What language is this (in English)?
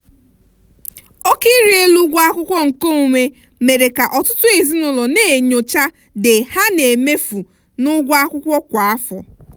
Igbo